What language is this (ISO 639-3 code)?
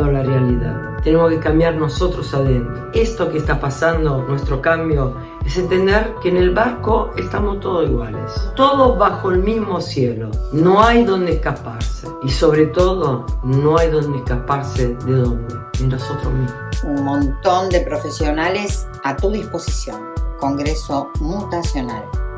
spa